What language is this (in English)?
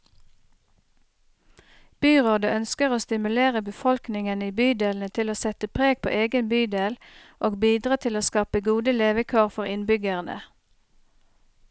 Norwegian